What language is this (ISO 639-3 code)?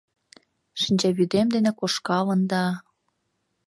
chm